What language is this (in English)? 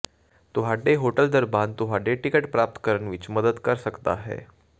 Punjabi